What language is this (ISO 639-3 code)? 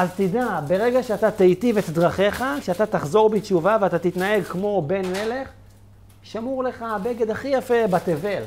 heb